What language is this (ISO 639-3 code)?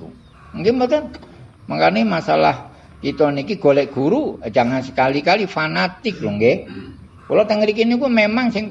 ind